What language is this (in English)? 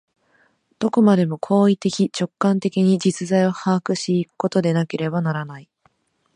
Japanese